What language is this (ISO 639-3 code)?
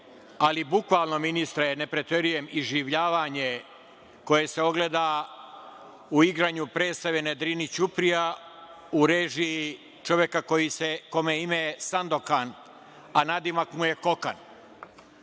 srp